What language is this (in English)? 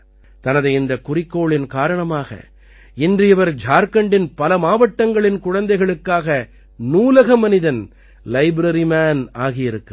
Tamil